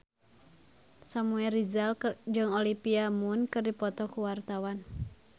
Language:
Sundanese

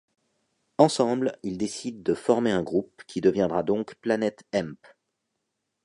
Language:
French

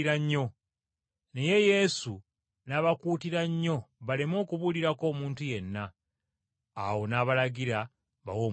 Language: Ganda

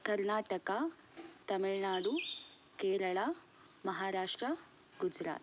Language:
Sanskrit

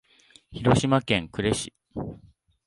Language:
Japanese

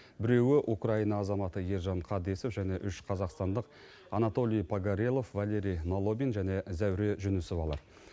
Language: Kazakh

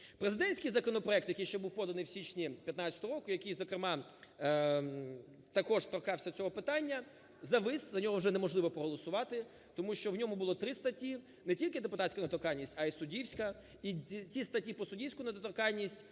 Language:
Ukrainian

